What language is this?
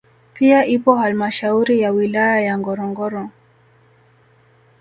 Swahili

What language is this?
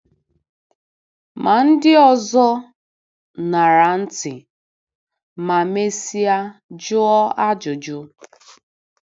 Igbo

